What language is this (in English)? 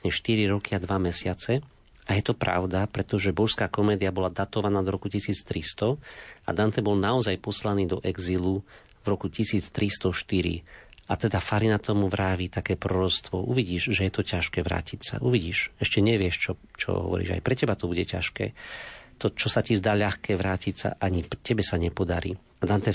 Slovak